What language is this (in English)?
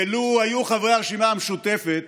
Hebrew